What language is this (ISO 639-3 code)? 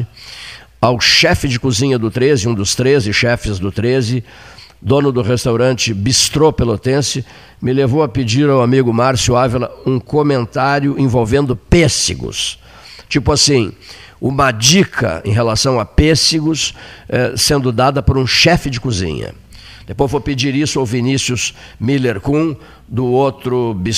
por